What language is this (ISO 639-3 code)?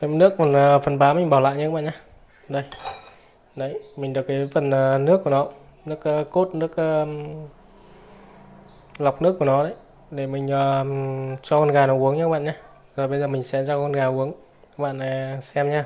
vie